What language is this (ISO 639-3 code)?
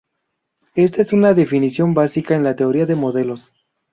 spa